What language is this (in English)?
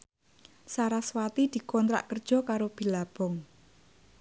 Javanese